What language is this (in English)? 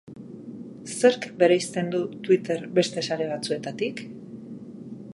Basque